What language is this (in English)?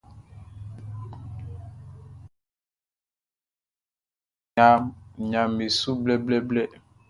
Baoulé